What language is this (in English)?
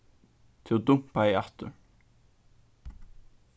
Faroese